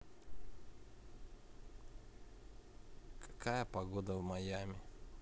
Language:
Russian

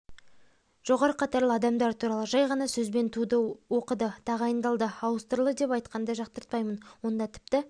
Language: Kazakh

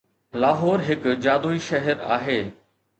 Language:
Sindhi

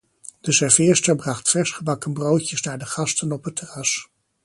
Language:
Dutch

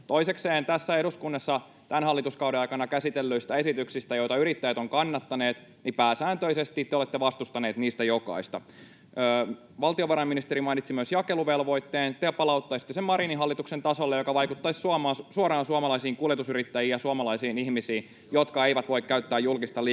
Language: Finnish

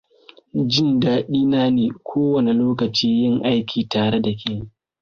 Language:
Hausa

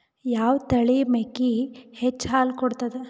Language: Kannada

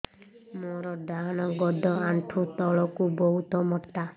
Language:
Odia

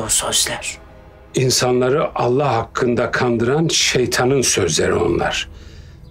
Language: Turkish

